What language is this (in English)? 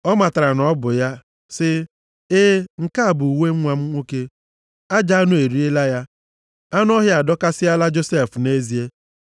Igbo